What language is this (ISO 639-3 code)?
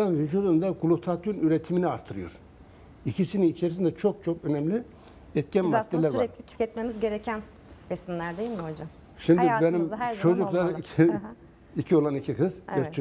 tur